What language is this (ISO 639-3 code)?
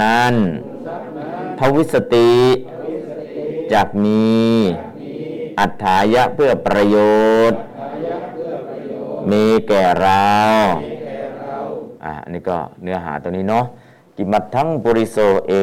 tha